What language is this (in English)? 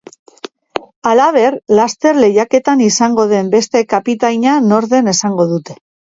Basque